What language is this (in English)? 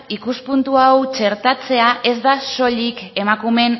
Basque